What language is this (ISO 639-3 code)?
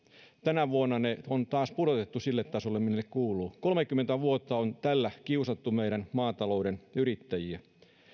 fin